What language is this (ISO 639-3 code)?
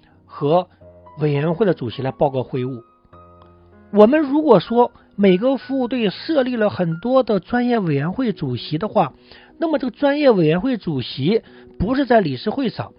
zho